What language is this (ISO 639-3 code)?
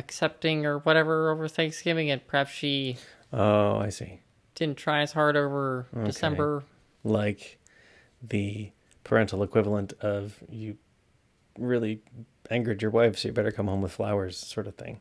eng